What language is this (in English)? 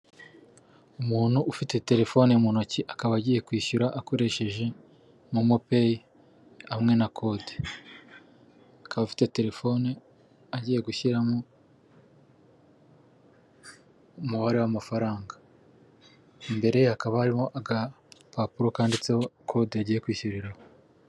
Kinyarwanda